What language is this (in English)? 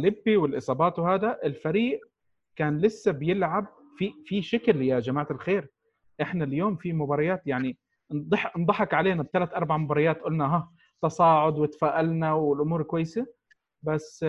Arabic